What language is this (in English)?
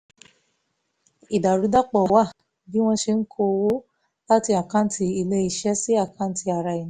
Yoruba